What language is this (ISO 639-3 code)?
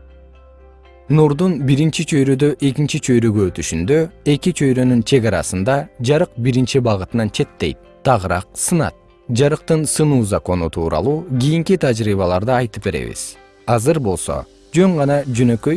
kir